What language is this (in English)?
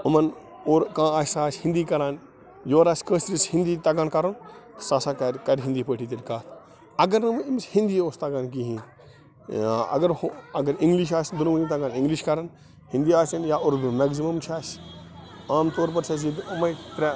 Kashmiri